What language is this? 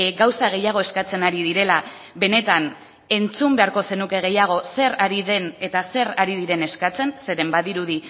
Basque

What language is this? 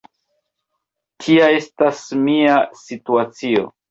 Esperanto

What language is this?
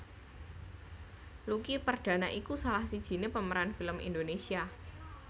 Javanese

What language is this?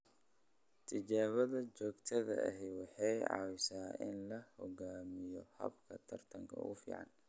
Somali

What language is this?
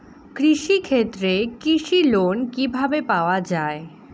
Bangla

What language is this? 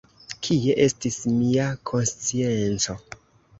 Esperanto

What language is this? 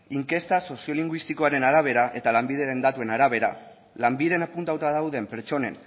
Basque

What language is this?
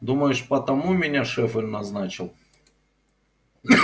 Russian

